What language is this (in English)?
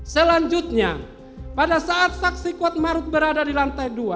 Indonesian